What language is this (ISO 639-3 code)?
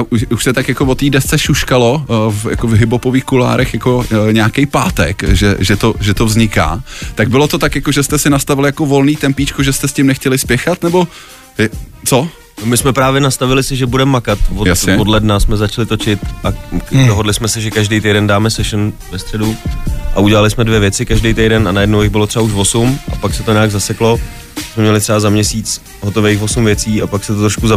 ces